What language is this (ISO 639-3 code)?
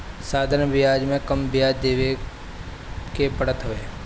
bho